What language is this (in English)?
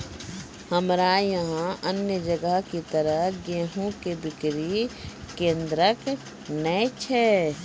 Maithili